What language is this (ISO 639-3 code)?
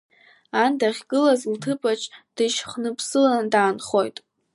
abk